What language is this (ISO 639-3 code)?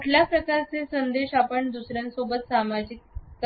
mar